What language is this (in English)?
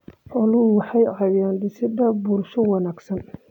Somali